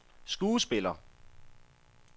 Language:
Danish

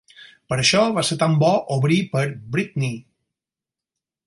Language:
Catalan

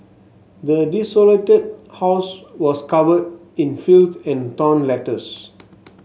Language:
English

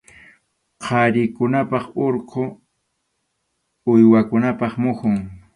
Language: Arequipa-La Unión Quechua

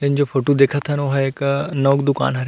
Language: Chhattisgarhi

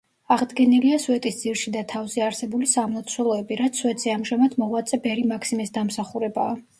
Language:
Georgian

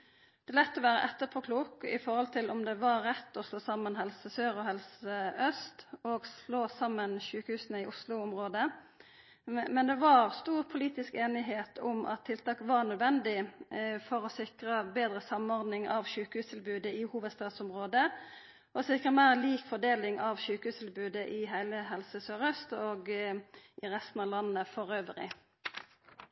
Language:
Norwegian Nynorsk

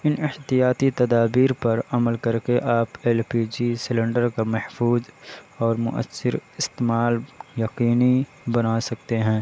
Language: Urdu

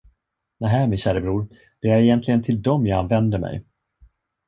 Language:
Swedish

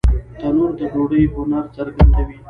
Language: Pashto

